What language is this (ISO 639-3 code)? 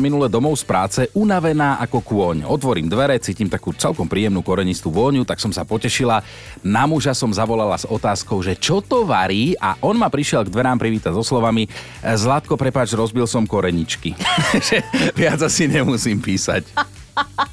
slk